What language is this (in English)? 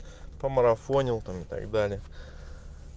Russian